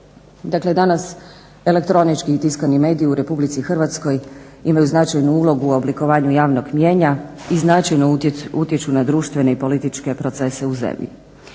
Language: Croatian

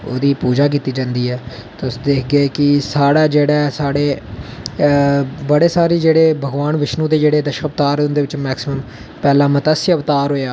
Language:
Dogri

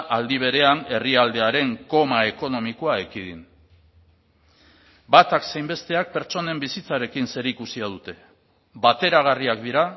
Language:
Basque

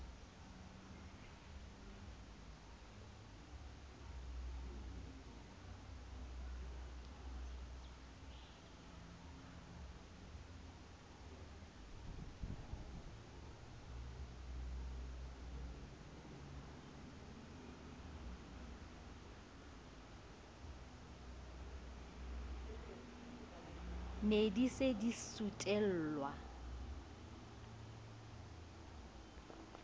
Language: Southern Sotho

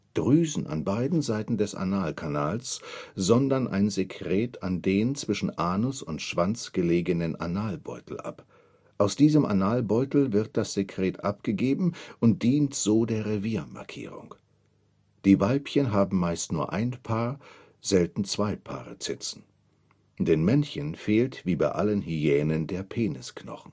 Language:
German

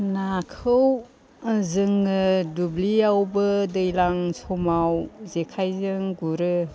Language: Bodo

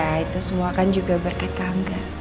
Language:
Indonesian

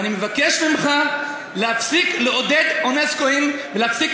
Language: Hebrew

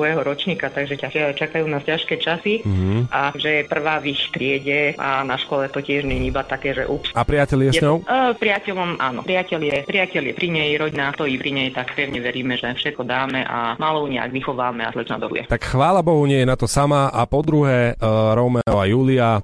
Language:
Slovak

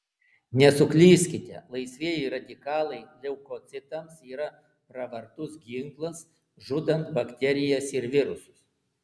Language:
Lithuanian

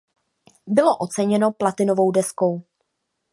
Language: Czech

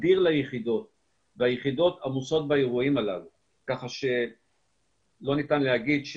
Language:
Hebrew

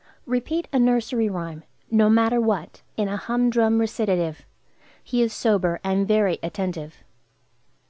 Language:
English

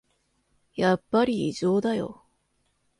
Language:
Japanese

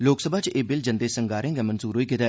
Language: Dogri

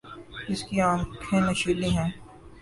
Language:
Urdu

